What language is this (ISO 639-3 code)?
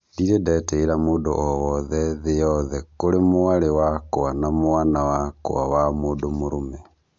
kik